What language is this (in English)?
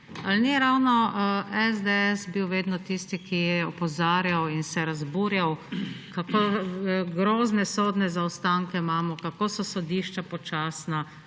Slovenian